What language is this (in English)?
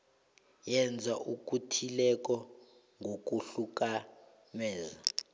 South Ndebele